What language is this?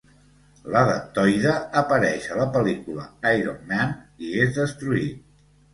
Catalan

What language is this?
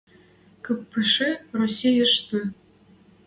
Western Mari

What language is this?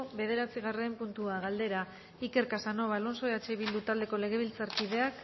Basque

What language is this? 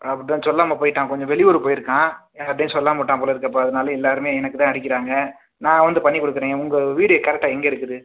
Tamil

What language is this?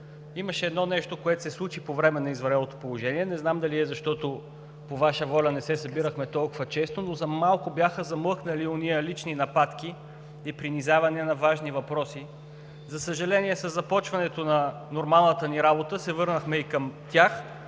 Bulgarian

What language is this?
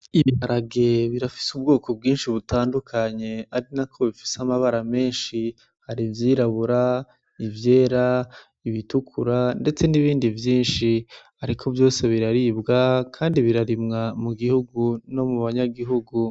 Rundi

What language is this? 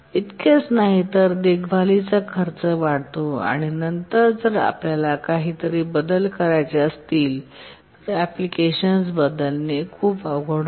Marathi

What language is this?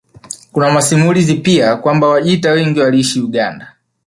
Swahili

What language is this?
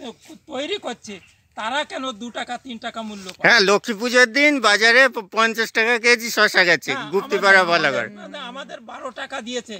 Romanian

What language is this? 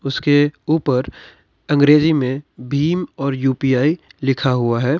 Hindi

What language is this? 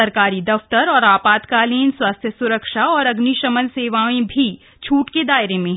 Hindi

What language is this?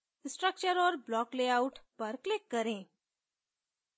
Hindi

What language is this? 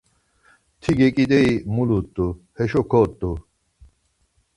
Laz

